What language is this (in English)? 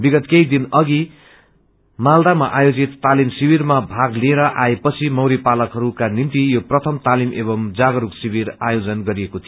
Nepali